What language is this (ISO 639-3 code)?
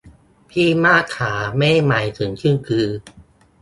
tha